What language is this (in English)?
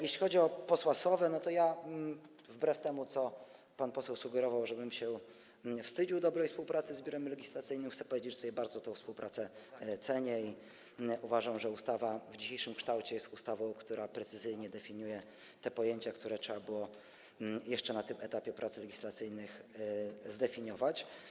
Polish